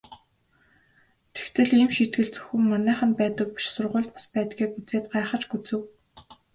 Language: Mongolian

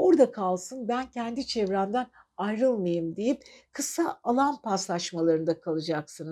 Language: Turkish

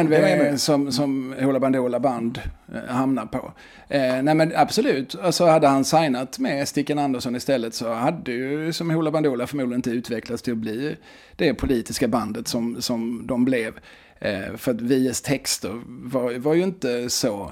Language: Swedish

